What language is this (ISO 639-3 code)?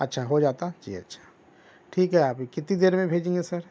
urd